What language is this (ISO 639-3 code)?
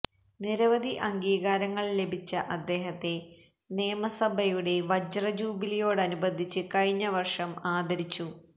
mal